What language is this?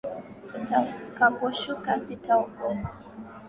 Swahili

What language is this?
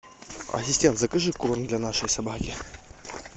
Russian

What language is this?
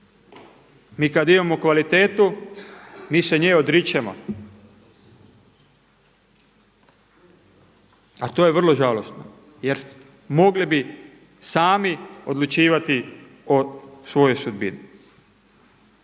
Croatian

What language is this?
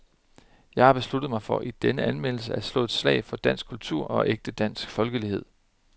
Danish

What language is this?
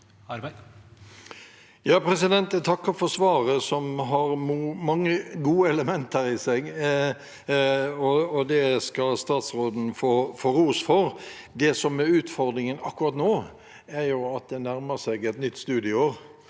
Norwegian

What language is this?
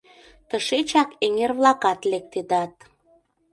Mari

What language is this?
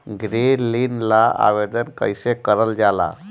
Bhojpuri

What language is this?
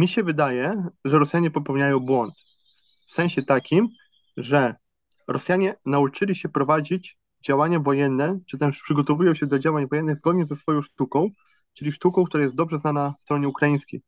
Polish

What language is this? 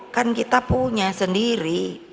Indonesian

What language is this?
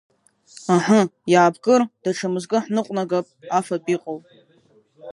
Abkhazian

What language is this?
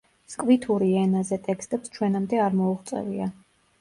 Georgian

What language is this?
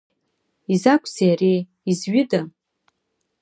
Abkhazian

